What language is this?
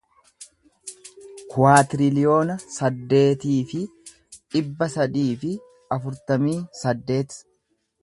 Oromo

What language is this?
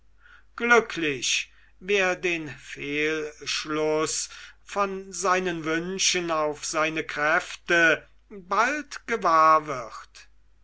German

